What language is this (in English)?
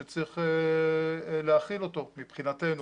Hebrew